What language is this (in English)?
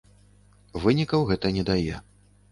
Belarusian